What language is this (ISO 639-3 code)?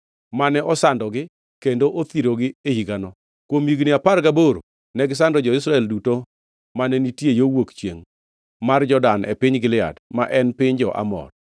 luo